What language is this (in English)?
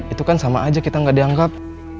Indonesian